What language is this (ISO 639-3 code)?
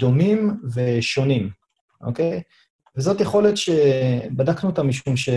heb